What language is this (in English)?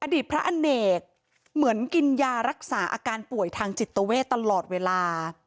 Thai